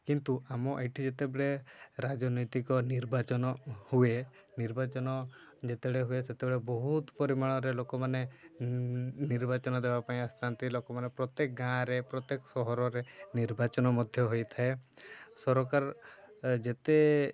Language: Odia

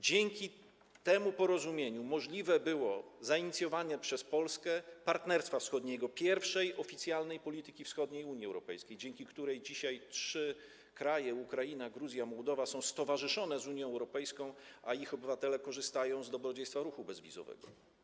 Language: Polish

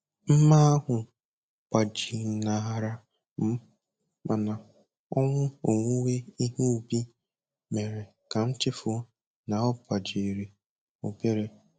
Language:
Igbo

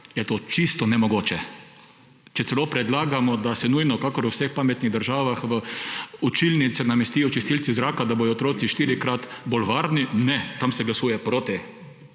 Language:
Slovenian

